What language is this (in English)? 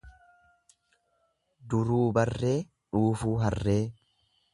Oromo